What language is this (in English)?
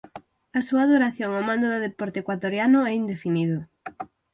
Galician